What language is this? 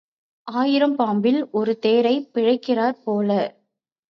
Tamil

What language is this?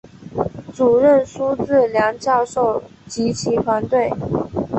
Chinese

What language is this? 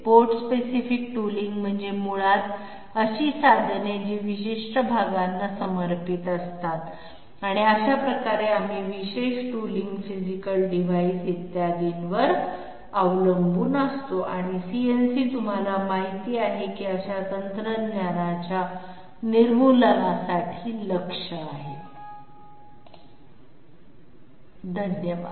Marathi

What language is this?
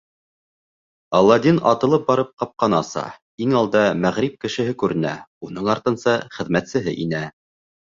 Bashkir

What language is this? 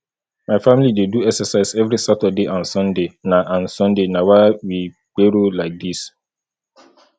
Nigerian Pidgin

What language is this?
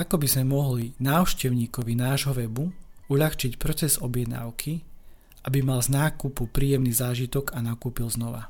Slovak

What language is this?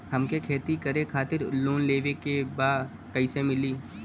Bhojpuri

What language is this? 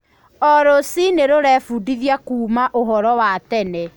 Kikuyu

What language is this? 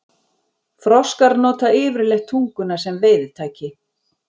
Icelandic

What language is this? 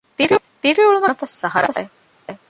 Divehi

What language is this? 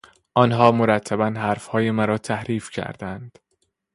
Persian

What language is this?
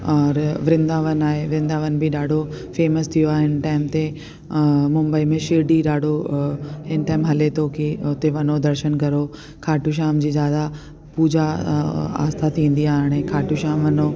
Sindhi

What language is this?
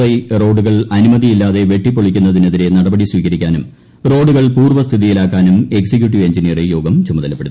Malayalam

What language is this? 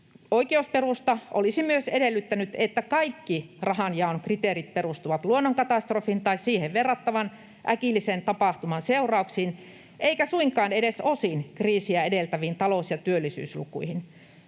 Finnish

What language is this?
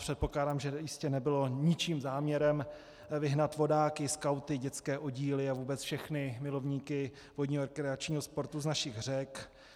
Czech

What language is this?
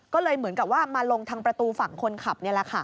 Thai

